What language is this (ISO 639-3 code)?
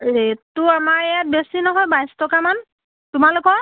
asm